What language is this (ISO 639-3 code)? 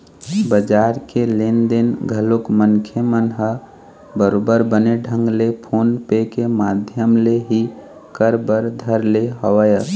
hne